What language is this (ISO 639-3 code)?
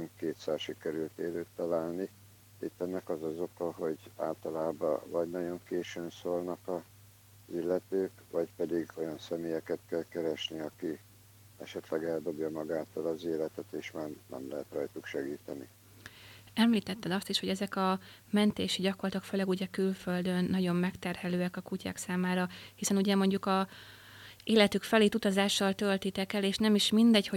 hun